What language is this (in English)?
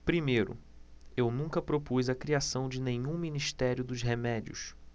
Portuguese